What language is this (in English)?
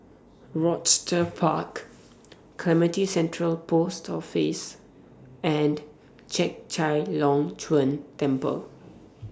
English